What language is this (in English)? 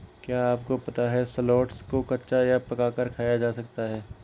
Hindi